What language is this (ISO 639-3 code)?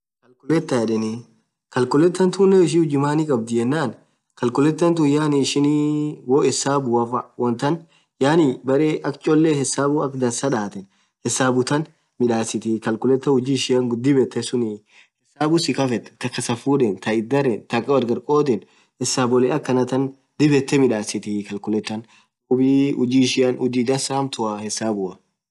orc